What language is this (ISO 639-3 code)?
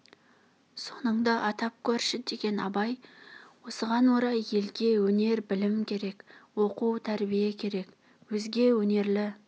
kaz